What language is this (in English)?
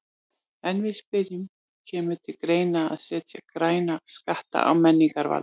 Icelandic